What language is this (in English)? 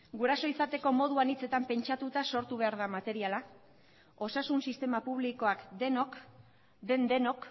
Basque